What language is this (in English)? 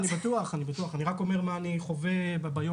Hebrew